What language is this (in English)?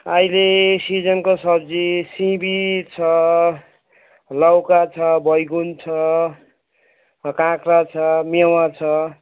Nepali